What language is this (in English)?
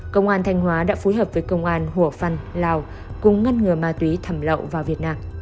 Vietnamese